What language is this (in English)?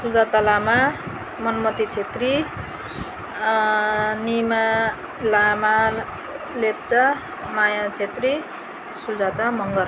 Nepali